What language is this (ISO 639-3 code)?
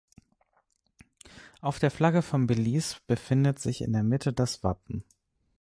deu